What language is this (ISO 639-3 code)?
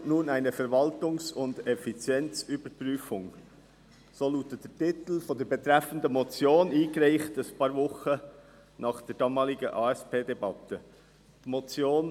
gsw